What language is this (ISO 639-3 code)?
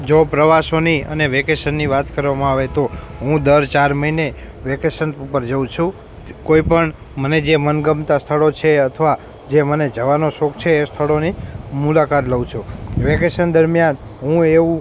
guj